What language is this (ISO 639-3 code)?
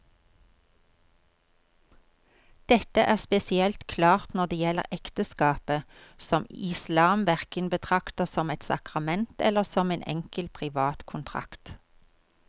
nor